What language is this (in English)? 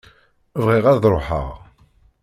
Kabyle